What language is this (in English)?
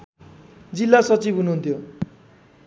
Nepali